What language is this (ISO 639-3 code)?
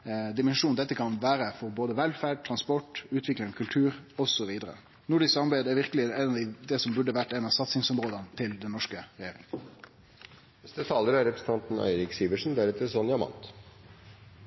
nno